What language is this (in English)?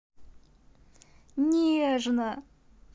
Russian